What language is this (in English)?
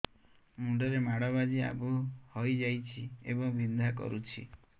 Odia